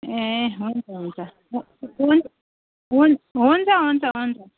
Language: Nepali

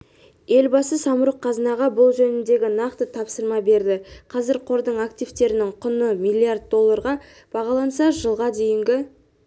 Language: Kazakh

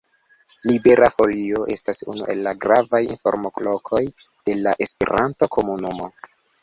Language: Esperanto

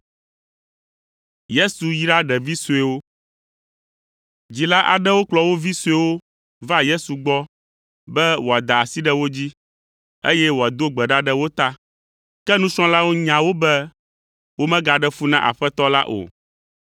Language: Ewe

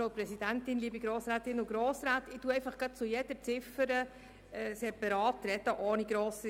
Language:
Swiss German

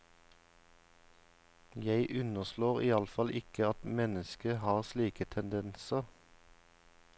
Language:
Norwegian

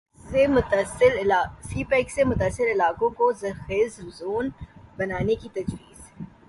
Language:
Urdu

